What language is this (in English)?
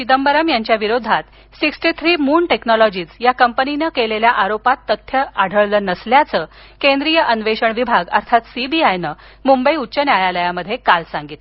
Marathi